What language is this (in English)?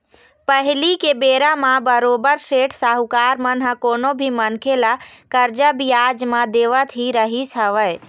Chhattisgarhi